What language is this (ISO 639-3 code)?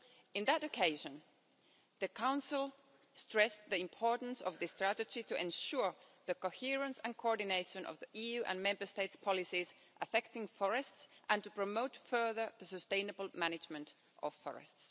eng